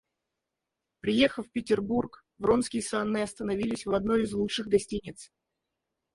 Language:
Russian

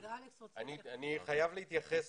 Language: Hebrew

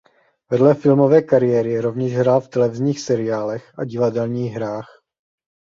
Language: Czech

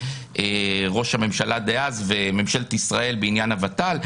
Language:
Hebrew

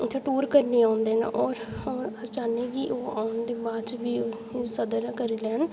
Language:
Dogri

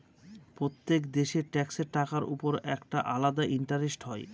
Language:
Bangla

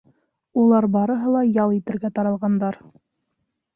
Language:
Bashkir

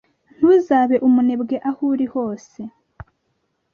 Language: Kinyarwanda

